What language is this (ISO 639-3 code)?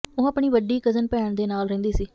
pan